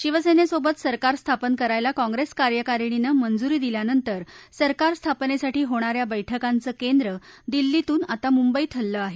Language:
Marathi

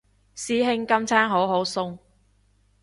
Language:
Cantonese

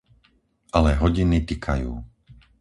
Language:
Slovak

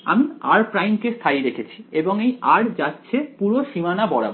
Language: Bangla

